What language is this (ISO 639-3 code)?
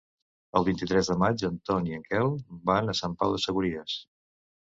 cat